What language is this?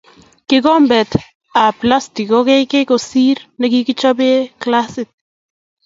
Kalenjin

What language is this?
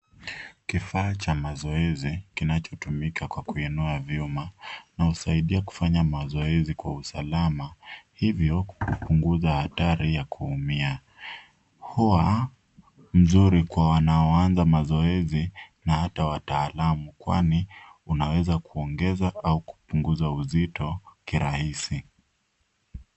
Swahili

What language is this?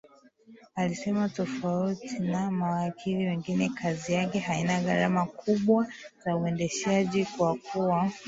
Swahili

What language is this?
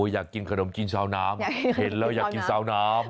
Thai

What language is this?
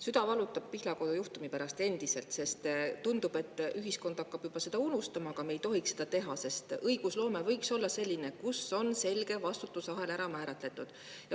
Estonian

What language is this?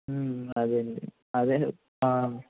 Telugu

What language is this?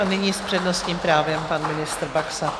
Czech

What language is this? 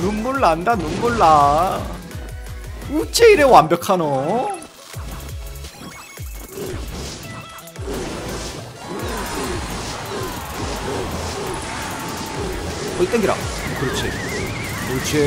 Korean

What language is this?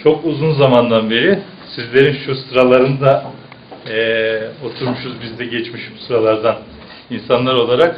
Turkish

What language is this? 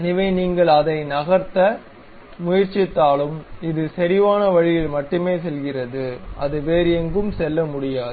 Tamil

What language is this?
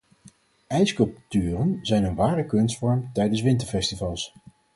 Dutch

